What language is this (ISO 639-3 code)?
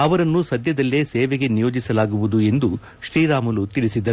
kan